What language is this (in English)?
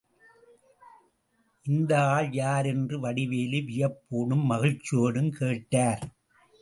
Tamil